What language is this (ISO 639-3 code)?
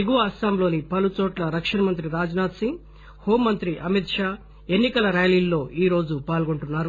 tel